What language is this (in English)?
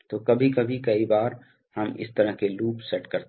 Hindi